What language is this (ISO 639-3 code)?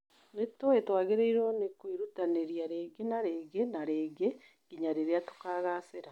kik